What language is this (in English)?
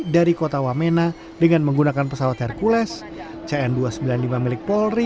Indonesian